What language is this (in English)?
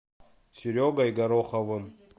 Russian